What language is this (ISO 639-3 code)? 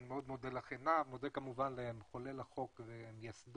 heb